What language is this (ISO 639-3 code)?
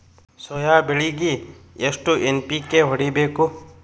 kan